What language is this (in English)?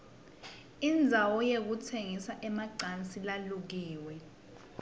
Swati